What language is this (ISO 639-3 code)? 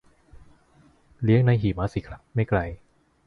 tha